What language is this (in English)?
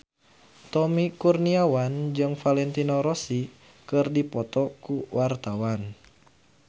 Sundanese